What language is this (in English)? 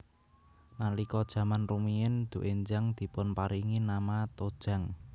Javanese